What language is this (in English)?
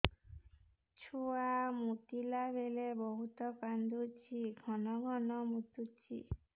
Odia